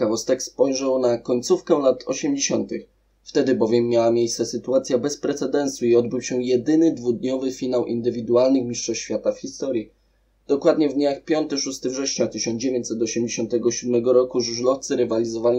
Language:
Polish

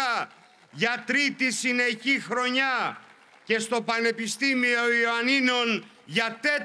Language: Greek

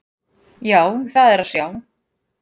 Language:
Icelandic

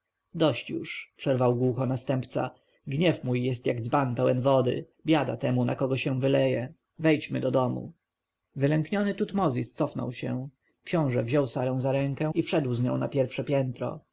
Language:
Polish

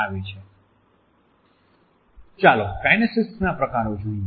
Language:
Gujarati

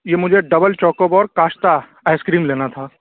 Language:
Urdu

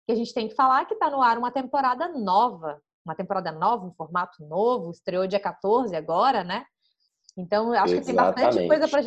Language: Portuguese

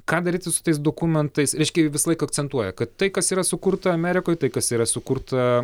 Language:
Lithuanian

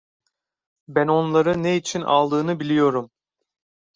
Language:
Turkish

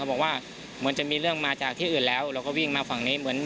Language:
Thai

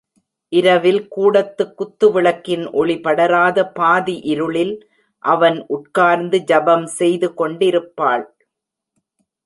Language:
Tamil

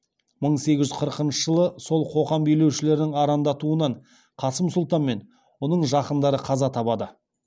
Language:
Kazakh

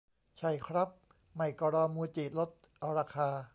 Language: Thai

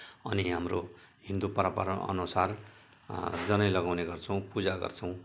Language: Nepali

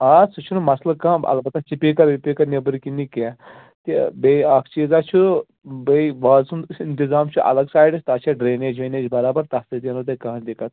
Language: Kashmiri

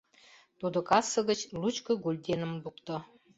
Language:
Mari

